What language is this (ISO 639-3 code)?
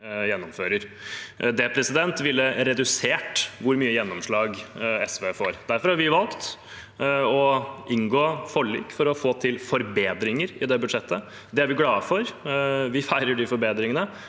nor